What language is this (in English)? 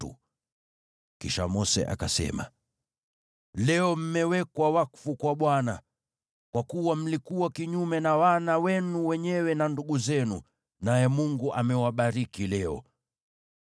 Swahili